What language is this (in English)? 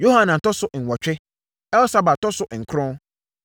Akan